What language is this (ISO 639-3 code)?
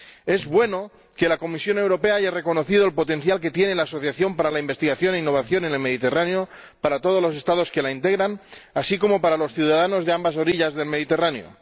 spa